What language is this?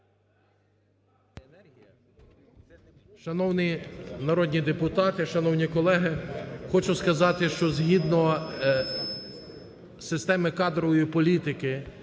Ukrainian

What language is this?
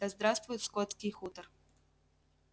Russian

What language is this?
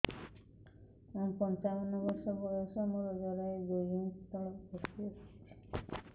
Odia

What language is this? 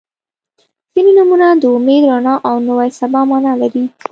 Pashto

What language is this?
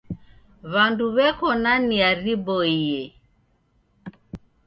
Taita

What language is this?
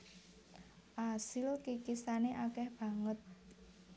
Javanese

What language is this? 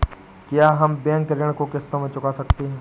Hindi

